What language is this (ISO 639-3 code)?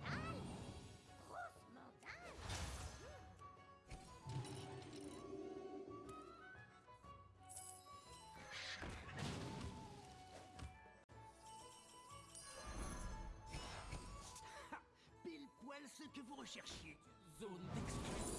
fra